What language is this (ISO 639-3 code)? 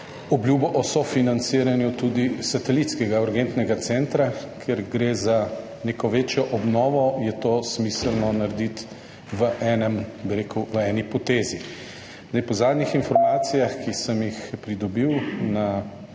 slv